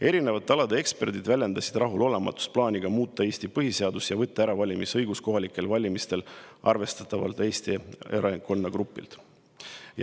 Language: Estonian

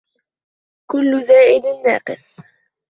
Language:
Arabic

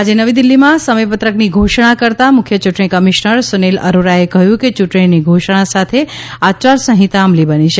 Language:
Gujarati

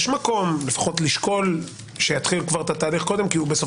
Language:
Hebrew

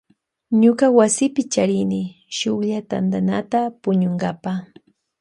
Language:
Loja Highland Quichua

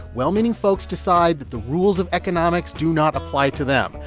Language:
English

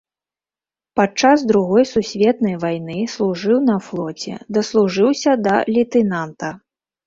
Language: Belarusian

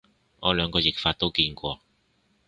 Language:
Cantonese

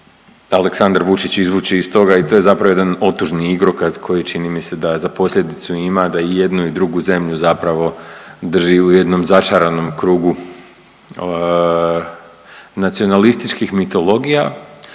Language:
Croatian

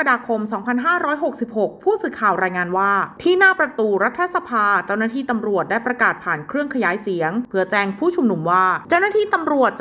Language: Thai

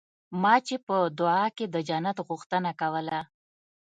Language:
Pashto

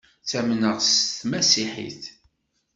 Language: Kabyle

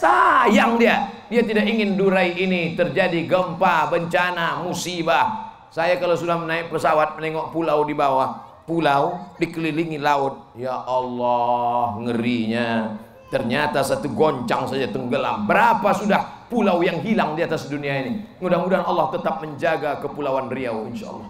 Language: Indonesian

